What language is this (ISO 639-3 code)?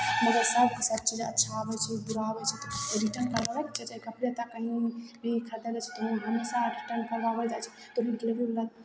mai